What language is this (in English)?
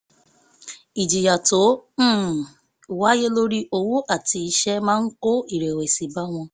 Yoruba